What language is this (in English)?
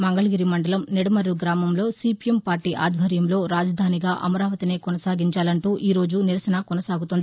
Telugu